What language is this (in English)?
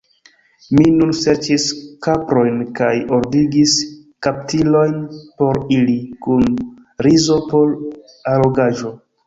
Esperanto